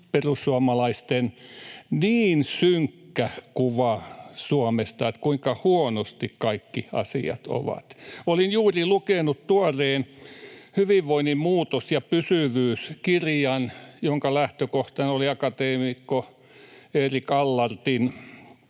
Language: Finnish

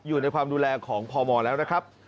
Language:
Thai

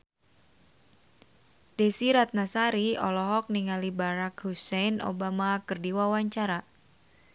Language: Sundanese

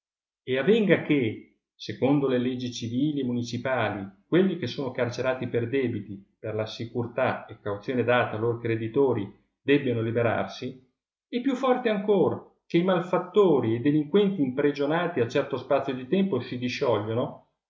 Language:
Italian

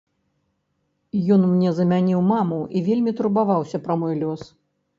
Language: Belarusian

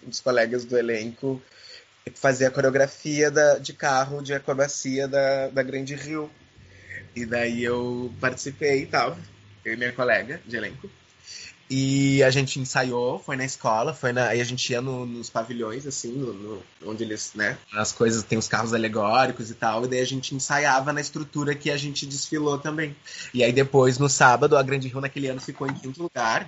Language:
Portuguese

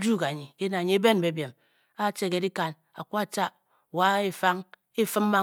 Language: Bokyi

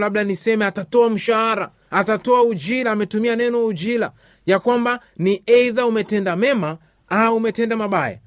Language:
Swahili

